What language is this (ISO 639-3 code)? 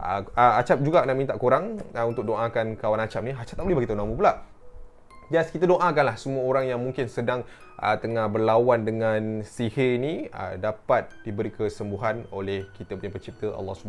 msa